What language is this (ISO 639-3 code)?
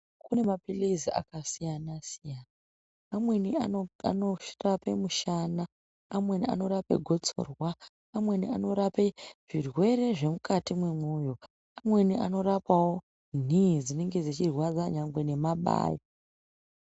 ndc